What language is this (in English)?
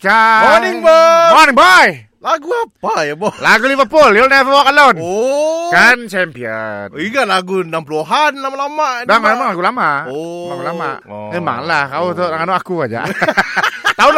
Malay